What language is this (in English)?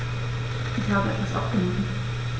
German